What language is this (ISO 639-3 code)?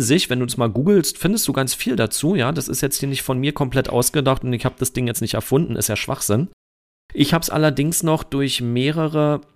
deu